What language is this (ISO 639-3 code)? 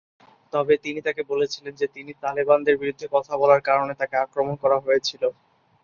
ben